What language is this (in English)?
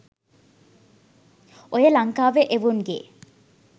Sinhala